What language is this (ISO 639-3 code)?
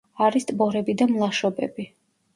kat